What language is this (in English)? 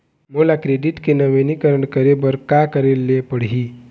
Chhattisgarhi